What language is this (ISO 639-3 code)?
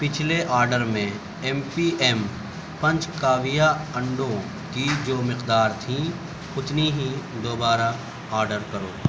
urd